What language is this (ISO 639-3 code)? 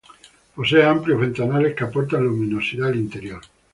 spa